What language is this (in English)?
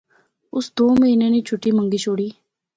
Pahari-Potwari